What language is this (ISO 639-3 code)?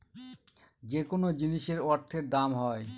ben